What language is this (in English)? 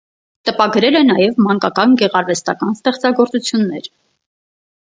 Armenian